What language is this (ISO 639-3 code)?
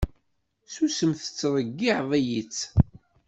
kab